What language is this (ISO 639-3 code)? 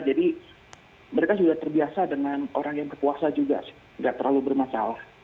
ind